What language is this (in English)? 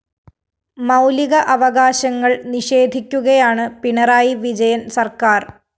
Malayalam